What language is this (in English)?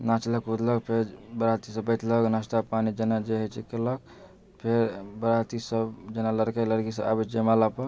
Maithili